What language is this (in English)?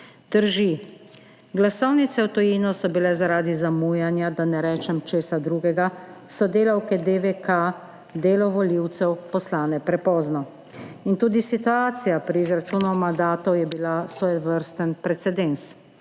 Slovenian